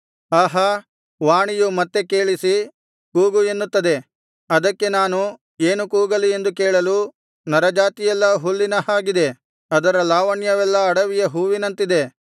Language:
Kannada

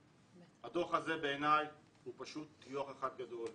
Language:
Hebrew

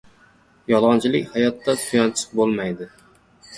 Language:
Uzbek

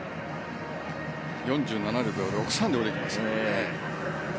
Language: Japanese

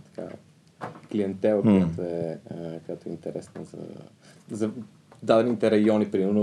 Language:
Bulgarian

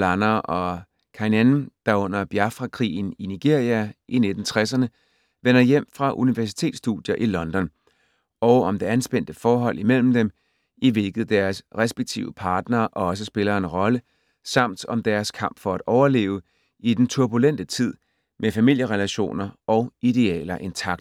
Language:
Danish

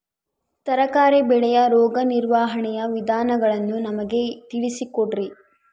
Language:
Kannada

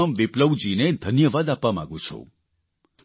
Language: Gujarati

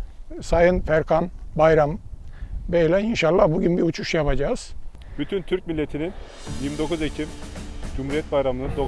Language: Turkish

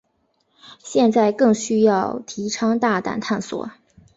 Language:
Chinese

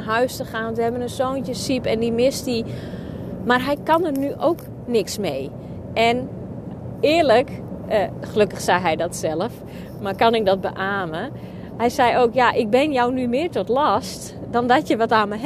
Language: Dutch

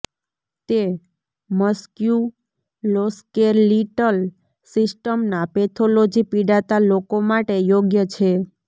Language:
Gujarati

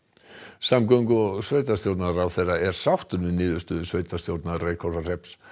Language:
Icelandic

